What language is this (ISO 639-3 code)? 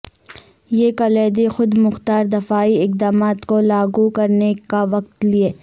urd